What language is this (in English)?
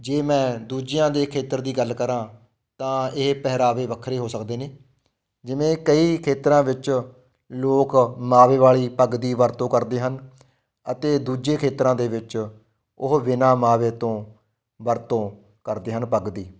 Punjabi